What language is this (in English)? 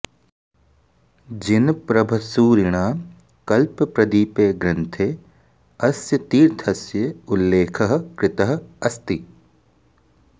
Sanskrit